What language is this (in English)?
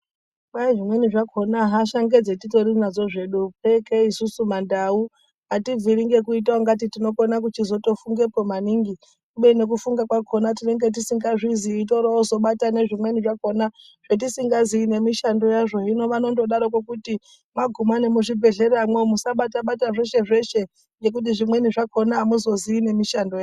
Ndau